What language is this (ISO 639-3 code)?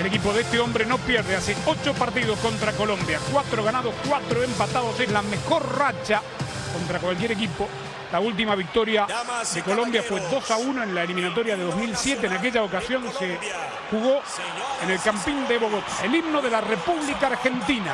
spa